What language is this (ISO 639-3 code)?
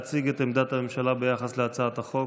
heb